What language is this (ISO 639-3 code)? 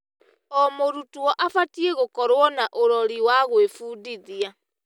kik